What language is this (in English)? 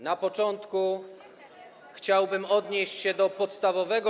Polish